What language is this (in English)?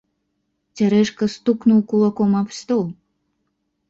Belarusian